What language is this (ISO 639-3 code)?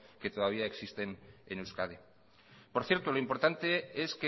spa